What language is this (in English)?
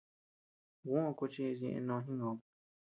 Tepeuxila Cuicatec